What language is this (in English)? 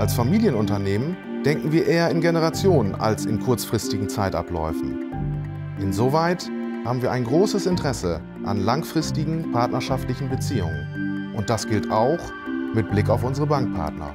German